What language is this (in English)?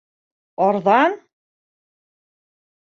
Bashkir